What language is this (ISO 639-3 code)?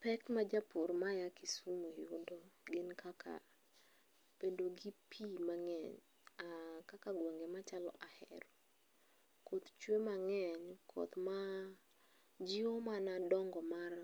luo